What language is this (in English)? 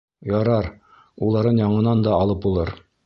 Bashkir